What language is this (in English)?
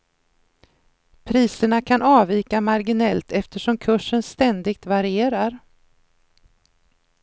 Swedish